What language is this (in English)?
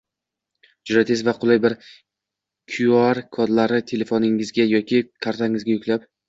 Uzbek